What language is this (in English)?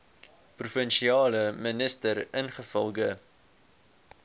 Afrikaans